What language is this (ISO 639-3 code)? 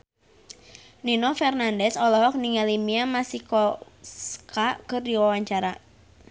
sun